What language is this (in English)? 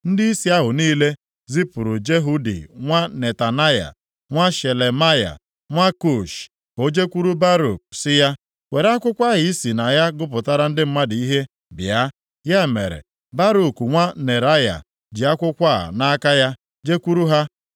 Igbo